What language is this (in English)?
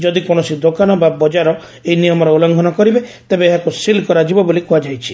Odia